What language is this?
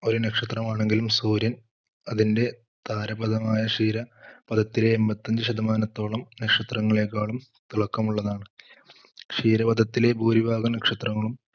Malayalam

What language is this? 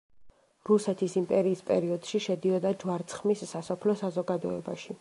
Georgian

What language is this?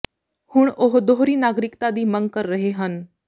Punjabi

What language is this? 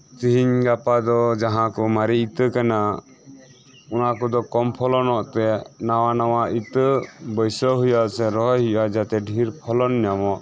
Santali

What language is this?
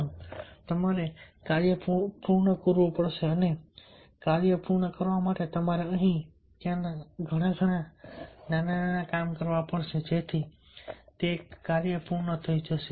Gujarati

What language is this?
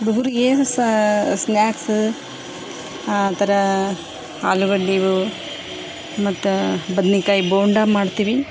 Kannada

